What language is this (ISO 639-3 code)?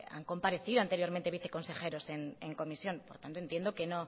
spa